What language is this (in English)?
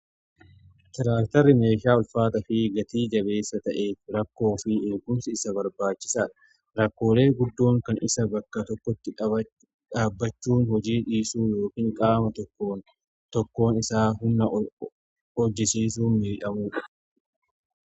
Oromo